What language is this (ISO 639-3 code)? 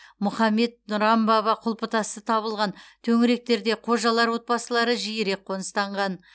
kaz